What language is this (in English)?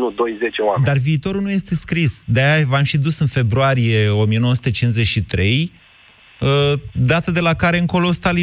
Romanian